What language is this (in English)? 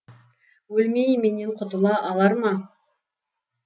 Kazakh